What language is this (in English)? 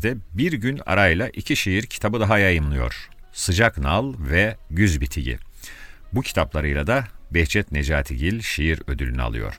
Turkish